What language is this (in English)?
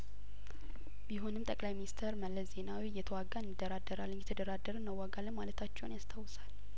Amharic